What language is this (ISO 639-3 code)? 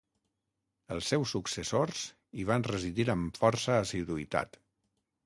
cat